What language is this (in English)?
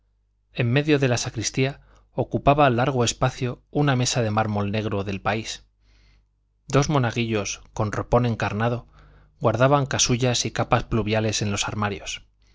Spanish